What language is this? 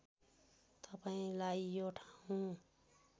Nepali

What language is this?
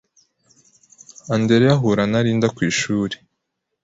Kinyarwanda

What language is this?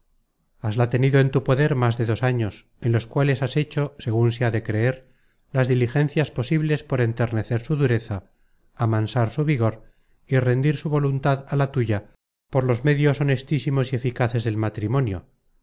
Spanish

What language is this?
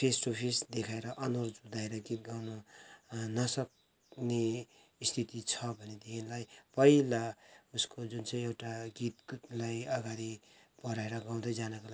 Nepali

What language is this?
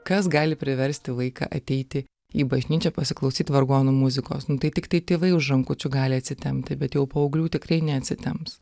Lithuanian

